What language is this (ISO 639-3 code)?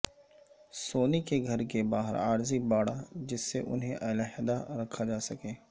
urd